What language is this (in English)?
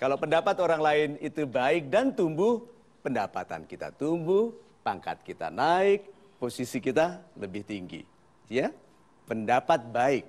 Indonesian